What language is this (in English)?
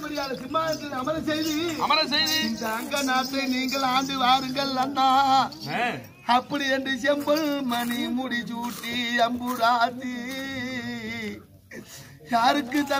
Tamil